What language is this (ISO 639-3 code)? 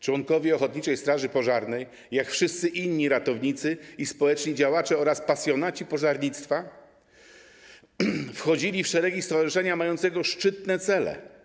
pol